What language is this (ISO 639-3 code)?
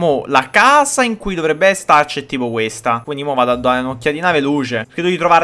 ita